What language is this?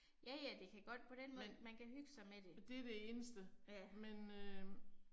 Danish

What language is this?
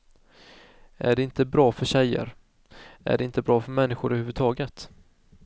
Swedish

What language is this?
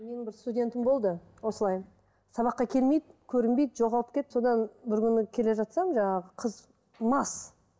Kazakh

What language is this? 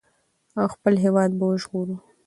Pashto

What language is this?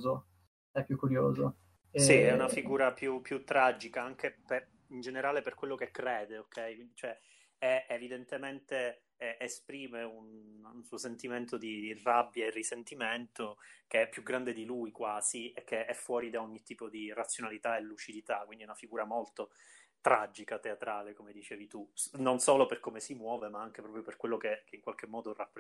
Italian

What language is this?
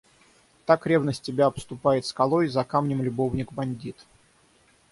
Russian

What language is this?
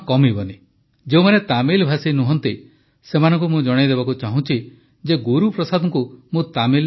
Odia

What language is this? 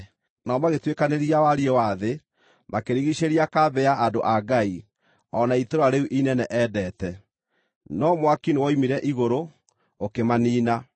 Kikuyu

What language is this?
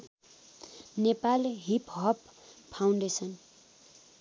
Nepali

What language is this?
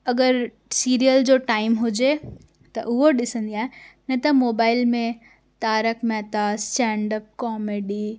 Sindhi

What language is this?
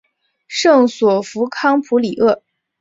Chinese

